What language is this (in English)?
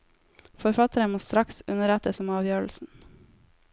Norwegian